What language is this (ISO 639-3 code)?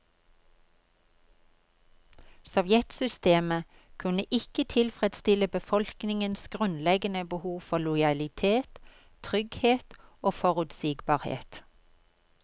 nor